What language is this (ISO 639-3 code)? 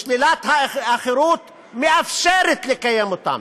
heb